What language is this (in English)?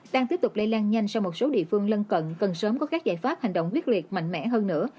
Vietnamese